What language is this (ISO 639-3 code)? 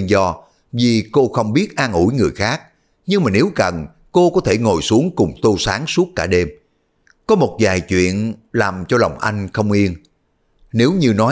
vie